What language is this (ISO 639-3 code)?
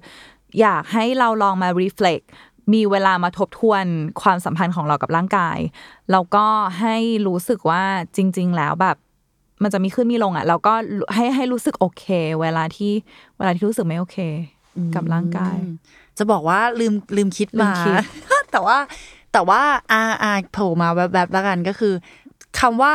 tha